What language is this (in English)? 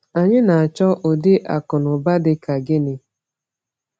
Igbo